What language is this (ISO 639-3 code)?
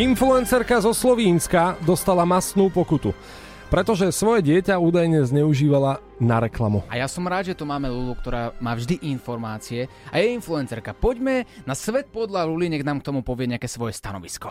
slk